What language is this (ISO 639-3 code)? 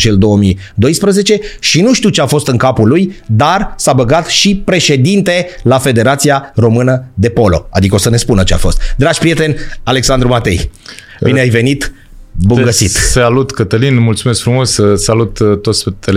ron